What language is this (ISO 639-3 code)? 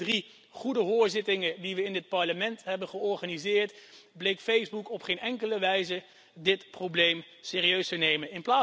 nld